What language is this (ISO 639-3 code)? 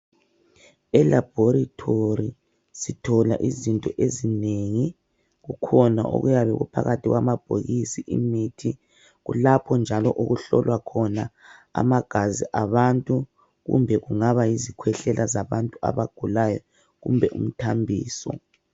nde